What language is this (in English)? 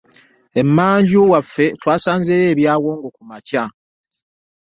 Ganda